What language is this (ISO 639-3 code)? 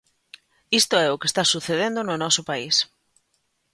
glg